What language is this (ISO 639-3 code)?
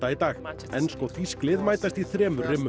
isl